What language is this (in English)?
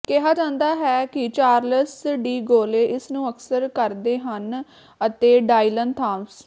Punjabi